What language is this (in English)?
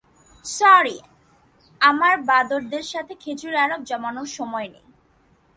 Bangla